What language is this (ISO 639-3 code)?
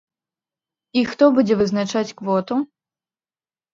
bel